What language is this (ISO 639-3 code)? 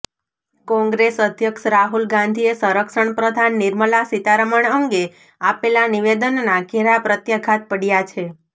guj